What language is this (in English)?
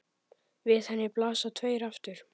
Icelandic